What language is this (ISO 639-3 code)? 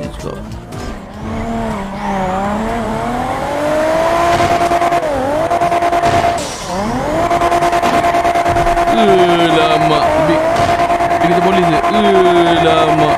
msa